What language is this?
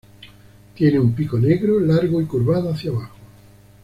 Spanish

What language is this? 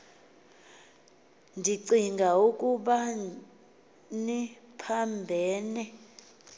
Xhosa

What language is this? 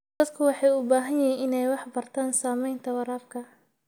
Somali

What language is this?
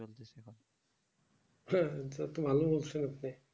Bangla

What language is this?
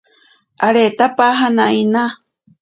Ashéninka Perené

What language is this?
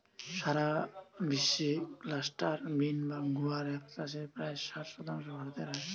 Bangla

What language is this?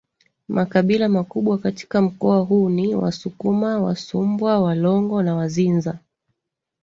Swahili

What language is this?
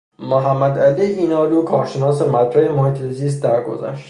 Persian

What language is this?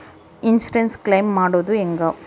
Kannada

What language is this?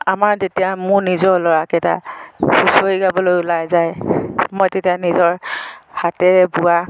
Assamese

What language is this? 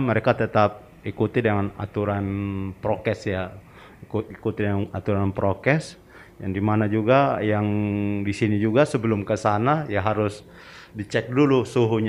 Indonesian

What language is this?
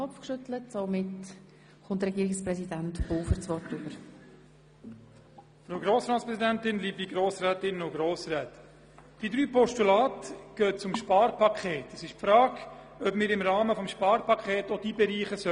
Swiss German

